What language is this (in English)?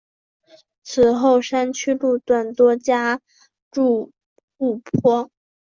Chinese